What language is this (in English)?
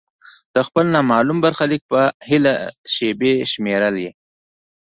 Pashto